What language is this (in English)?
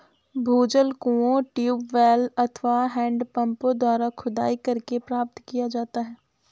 Hindi